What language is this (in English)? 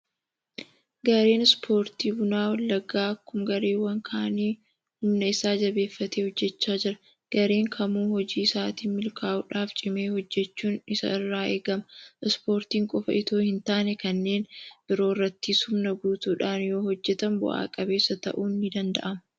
Oromo